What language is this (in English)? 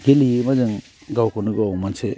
Bodo